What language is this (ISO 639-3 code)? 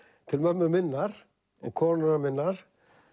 isl